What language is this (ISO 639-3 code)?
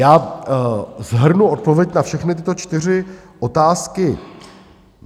ces